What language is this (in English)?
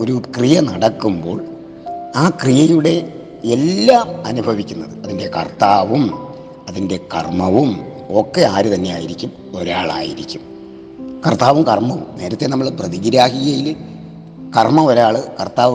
Malayalam